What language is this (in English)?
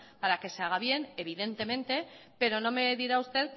Spanish